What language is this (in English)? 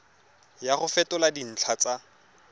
Tswana